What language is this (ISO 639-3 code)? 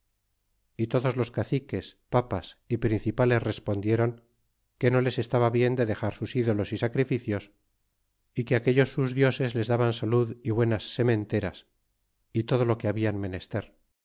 spa